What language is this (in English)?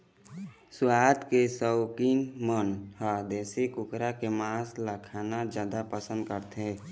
Chhattisgarhi